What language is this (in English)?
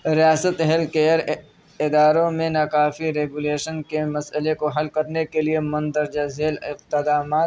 Urdu